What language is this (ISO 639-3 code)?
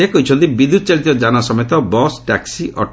ori